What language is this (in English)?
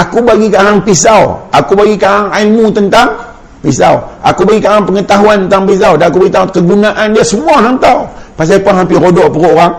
Malay